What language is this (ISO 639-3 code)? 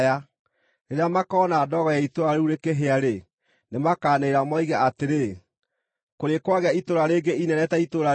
kik